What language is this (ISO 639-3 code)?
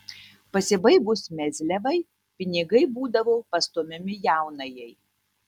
lit